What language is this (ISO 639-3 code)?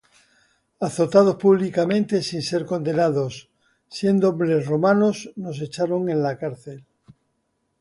spa